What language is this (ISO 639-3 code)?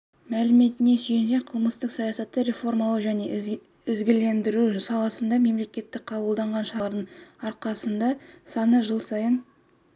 kaz